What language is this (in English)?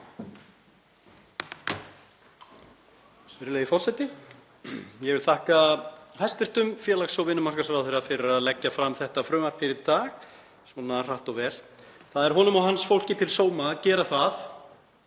Icelandic